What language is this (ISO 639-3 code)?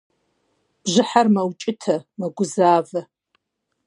kbd